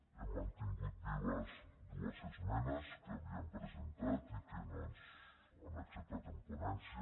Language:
Catalan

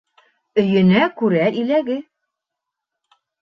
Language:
Bashkir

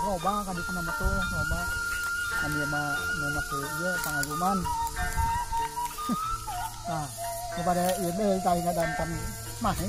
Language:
Indonesian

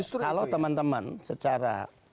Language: Indonesian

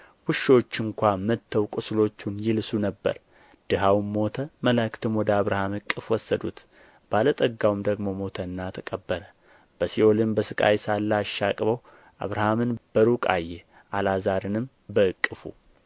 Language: Amharic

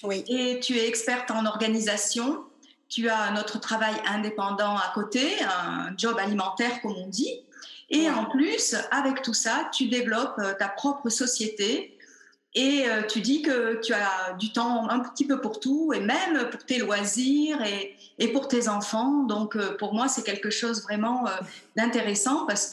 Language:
French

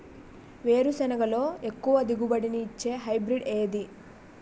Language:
Telugu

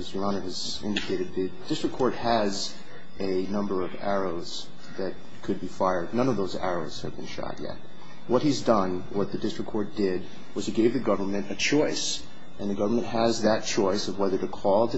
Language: English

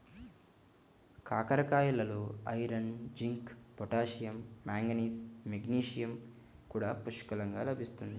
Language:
Telugu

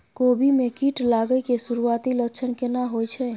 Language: Maithili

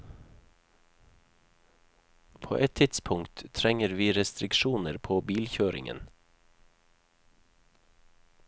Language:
Norwegian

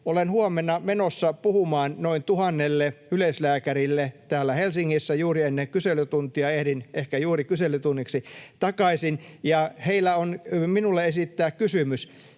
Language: Finnish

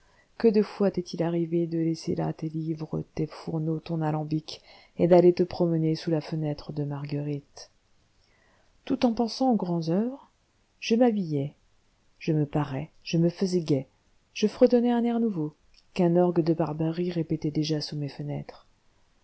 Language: French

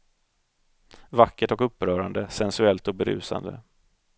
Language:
Swedish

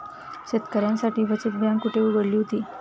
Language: Marathi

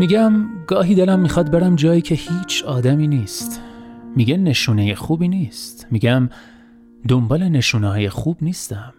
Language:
Persian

